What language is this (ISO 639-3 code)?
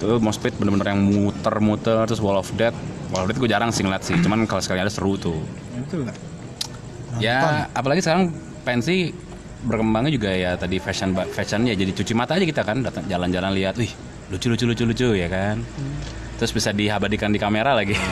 ind